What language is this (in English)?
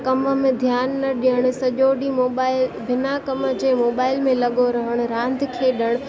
Sindhi